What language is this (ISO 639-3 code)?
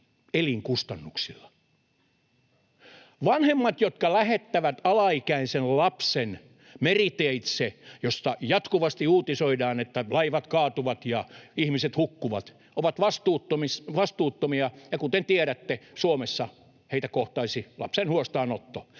fin